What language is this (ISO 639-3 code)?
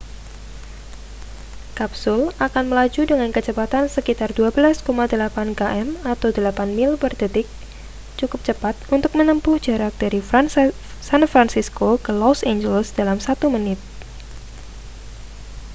ind